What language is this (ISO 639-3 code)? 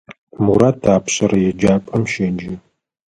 ady